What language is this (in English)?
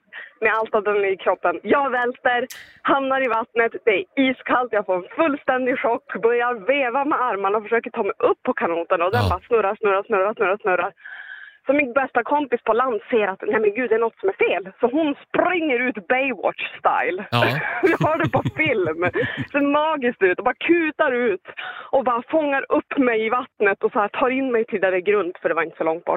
Swedish